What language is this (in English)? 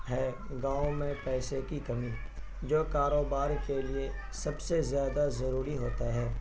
Urdu